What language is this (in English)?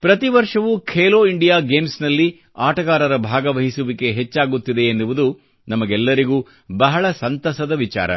Kannada